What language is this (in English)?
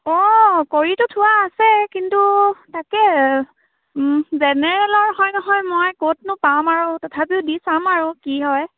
Assamese